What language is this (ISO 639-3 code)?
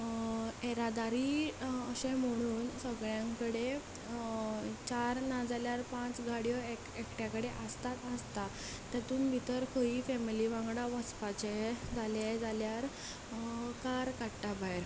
kok